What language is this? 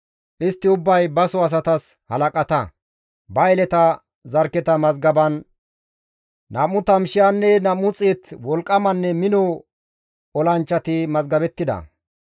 Gamo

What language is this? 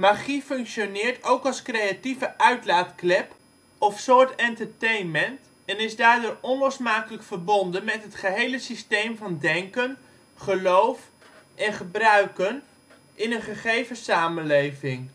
Dutch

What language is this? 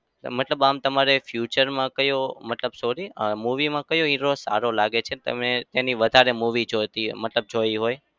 Gujarati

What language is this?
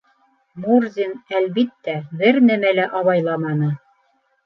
Bashkir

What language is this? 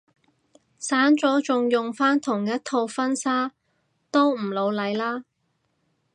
Cantonese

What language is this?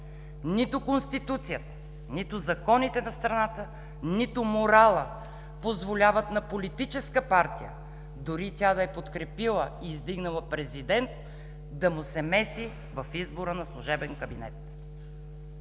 Bulgarian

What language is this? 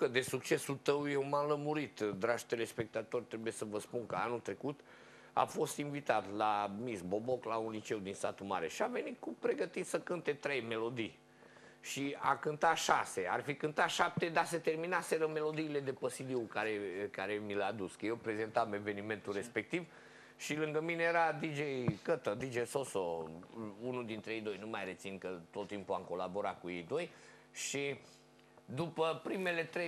Romanian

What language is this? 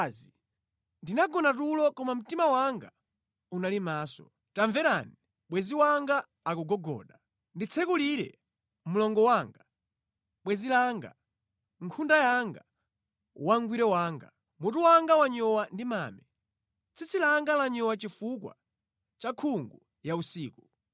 Nyanja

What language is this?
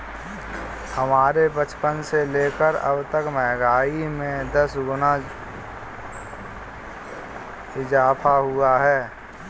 Hindi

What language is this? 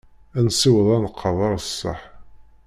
Kabyle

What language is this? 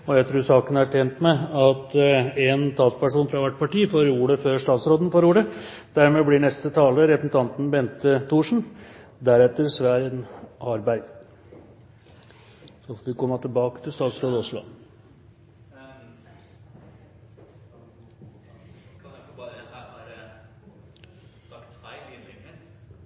Norwegian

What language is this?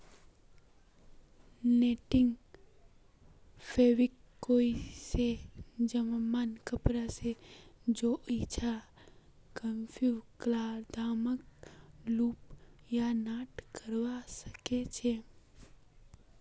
Magahi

